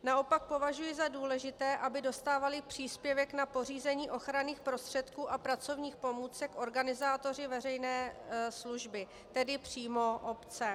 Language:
Czech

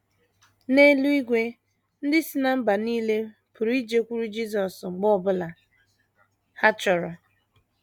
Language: Igbo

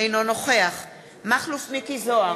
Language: Hebrew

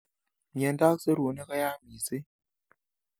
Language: Kalenjin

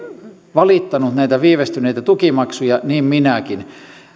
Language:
Finnish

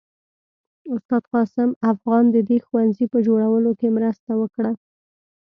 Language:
Pashto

